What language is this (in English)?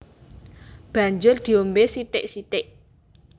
Javanese